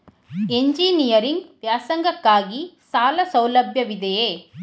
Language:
Kannada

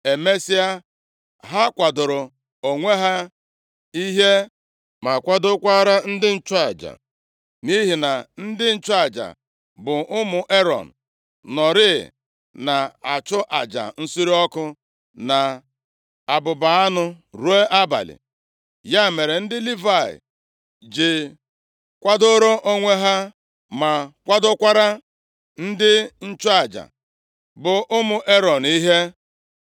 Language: Igbo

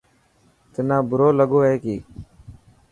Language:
Dhatki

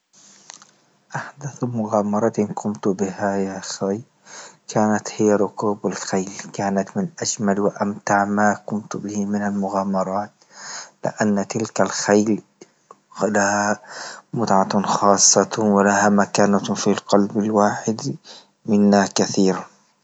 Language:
Libyan Arabic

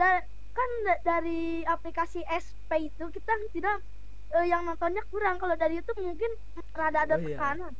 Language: Indonesian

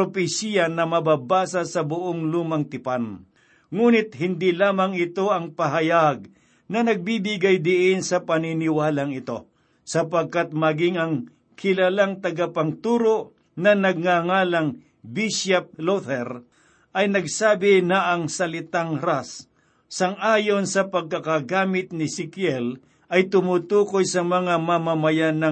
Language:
Filipino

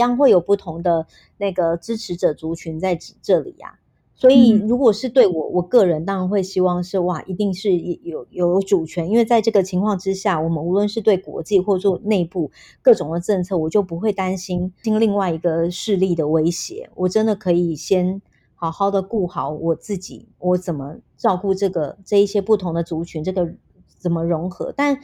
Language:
Chinese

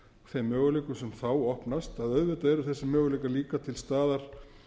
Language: Icelandic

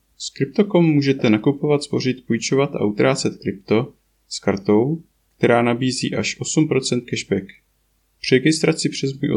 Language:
Czech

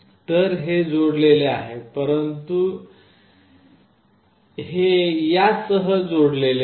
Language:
Marathi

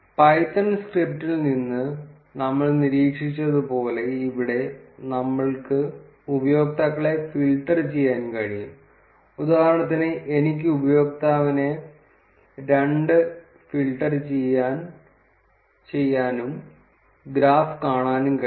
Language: Malayalam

